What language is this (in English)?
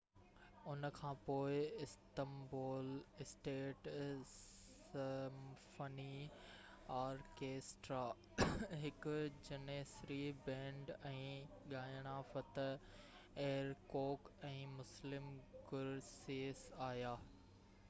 Sindhi